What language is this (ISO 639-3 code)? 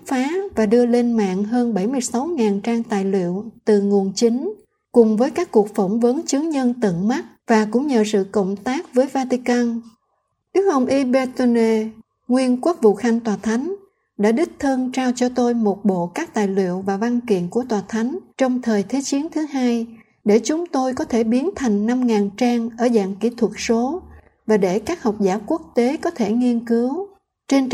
vie